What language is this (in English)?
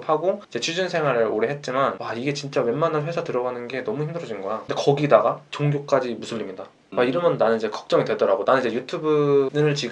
Korean